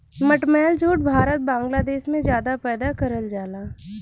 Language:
Bhojpuri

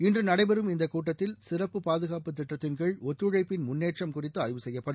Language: Tamil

